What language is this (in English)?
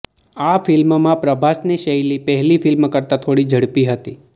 Gujarati